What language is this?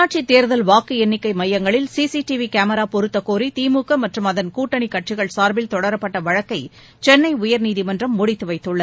Tamil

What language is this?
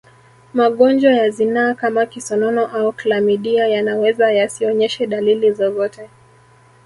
Swahili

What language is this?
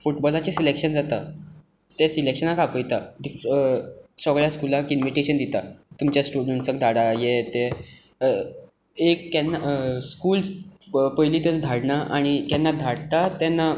Konkani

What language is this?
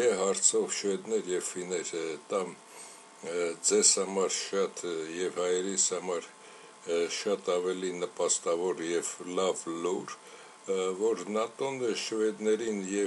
Romanian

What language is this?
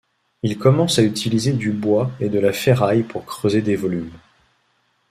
French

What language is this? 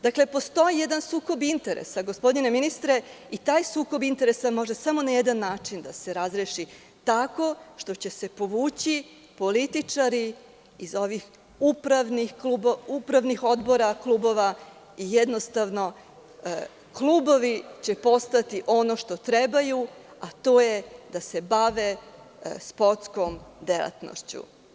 Serbian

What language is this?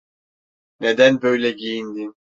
Turkish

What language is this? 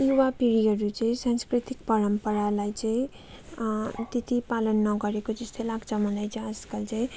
Nepali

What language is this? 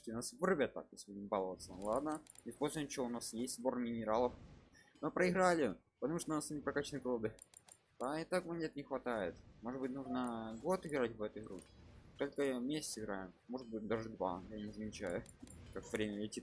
Russian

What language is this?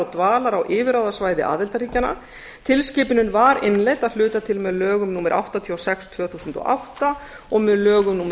Icelandic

